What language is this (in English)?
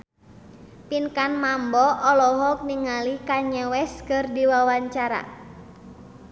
Sundanese